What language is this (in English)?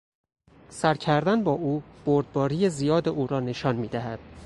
Persian